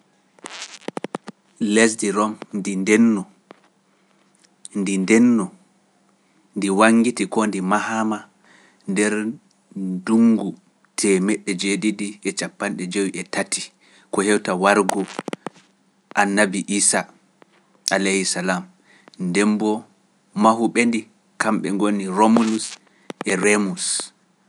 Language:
Pular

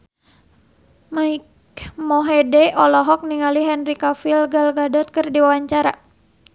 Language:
Sundanese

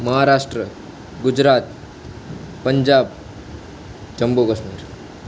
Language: Gujarati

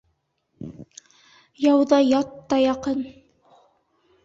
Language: Bashkir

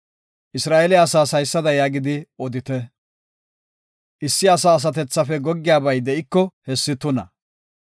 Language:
Gofa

